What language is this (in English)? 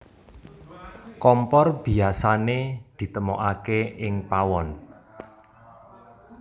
Javanese